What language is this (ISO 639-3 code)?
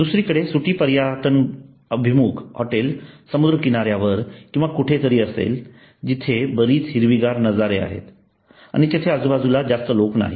mar